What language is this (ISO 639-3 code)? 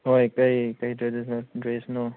mni